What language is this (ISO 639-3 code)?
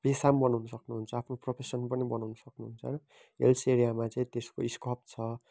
nep